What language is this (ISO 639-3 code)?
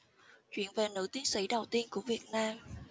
vie